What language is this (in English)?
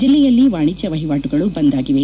Kannada